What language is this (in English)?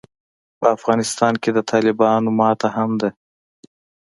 Pashto